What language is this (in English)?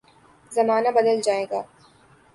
Urdu